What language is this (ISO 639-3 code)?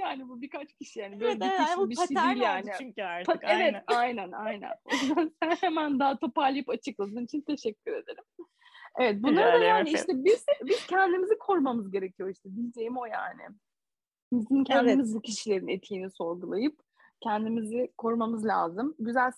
tur